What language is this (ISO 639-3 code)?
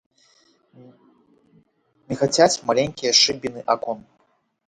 bel